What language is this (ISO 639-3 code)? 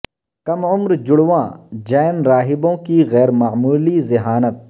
urd